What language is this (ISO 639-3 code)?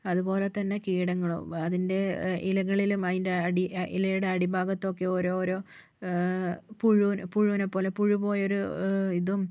mal